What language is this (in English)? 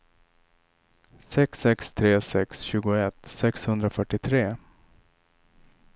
Swedish